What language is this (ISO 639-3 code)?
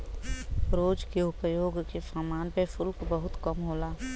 bho